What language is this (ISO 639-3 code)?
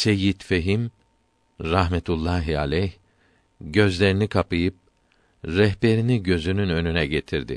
tur